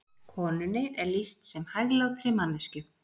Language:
Icelandic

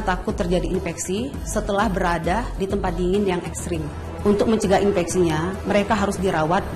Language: Indonesian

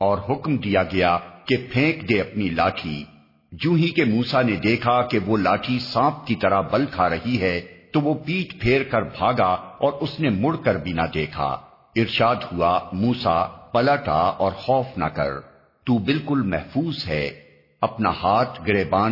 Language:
Urdu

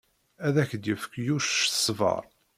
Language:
Kabyle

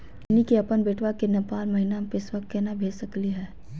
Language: Magahi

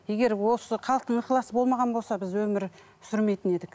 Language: Kazakh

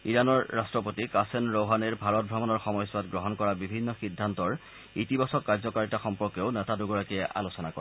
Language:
Assamese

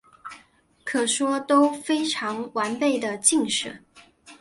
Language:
Chinese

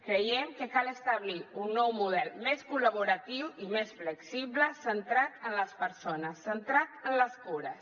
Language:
Catalan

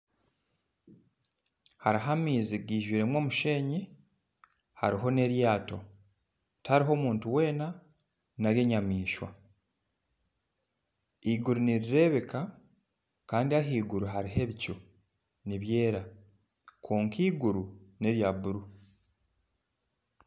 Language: Nyankole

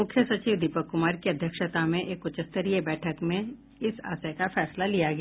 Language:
Hindi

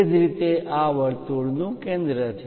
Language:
Gujarati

